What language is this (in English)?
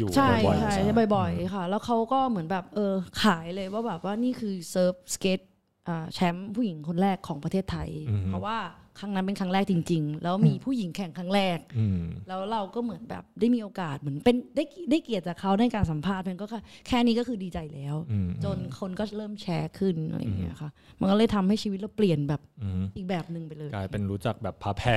Thai